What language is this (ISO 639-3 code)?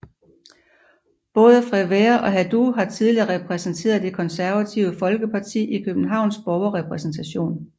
dan